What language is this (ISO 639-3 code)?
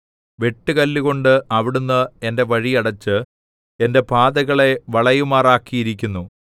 mal